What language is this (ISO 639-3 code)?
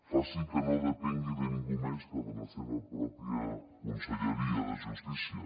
cat